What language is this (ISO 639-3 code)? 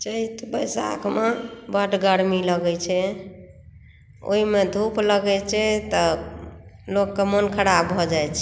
mai